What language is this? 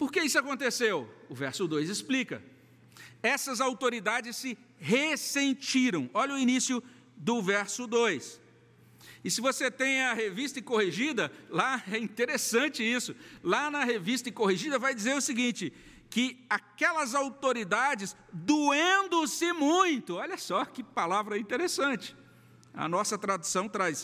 Portuguese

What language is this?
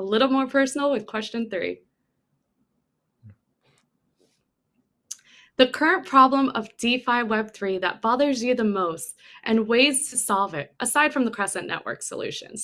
English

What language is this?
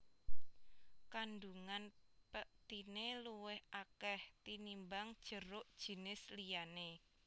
Javanese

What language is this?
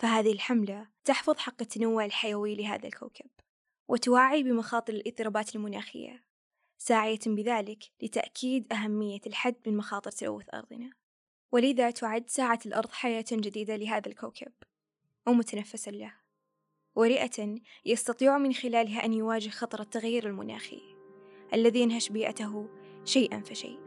Arabic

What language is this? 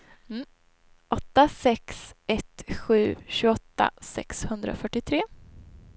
Swedish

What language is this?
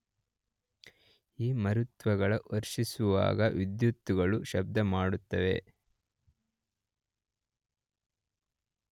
Kannada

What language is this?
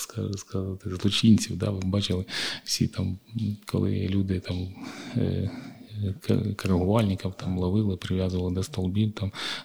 Ukrainian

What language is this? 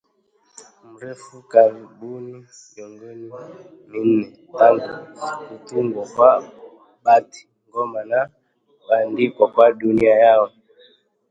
Swahili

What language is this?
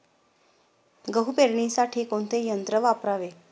Marathi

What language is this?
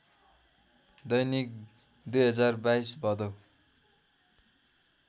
Nepali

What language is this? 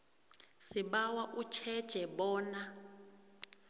South Ndebele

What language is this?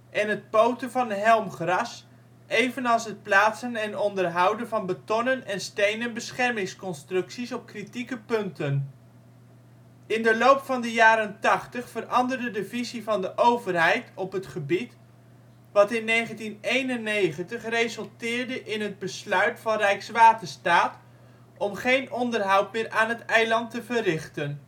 Dutch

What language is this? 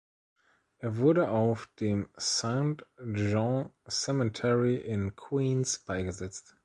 German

